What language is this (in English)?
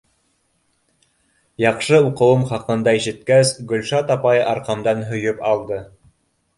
Bashkir